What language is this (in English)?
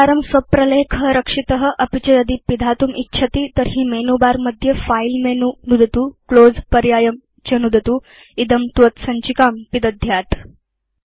Sanskrit